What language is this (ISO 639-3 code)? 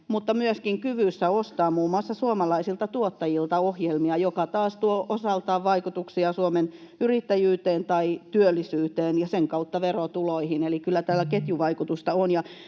fin